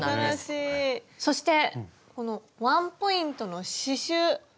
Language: Japanese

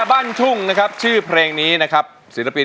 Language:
Thai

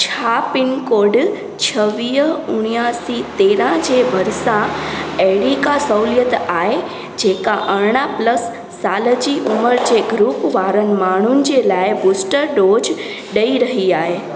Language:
Sindhi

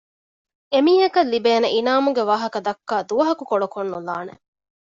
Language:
Divehi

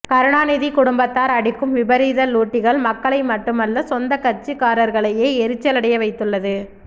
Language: Tamil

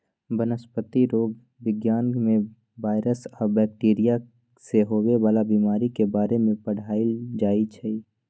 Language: Magahi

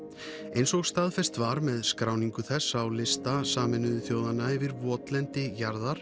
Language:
Icelandic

